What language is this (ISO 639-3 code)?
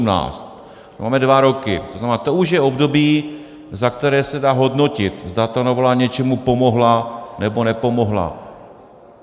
ces